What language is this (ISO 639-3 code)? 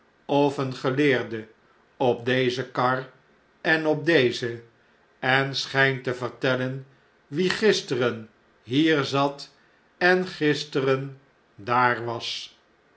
nld